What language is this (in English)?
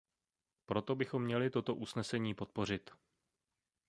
Czech